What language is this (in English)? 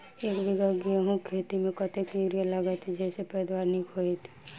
Maithili